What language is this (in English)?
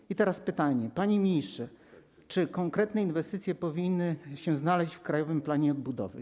Polish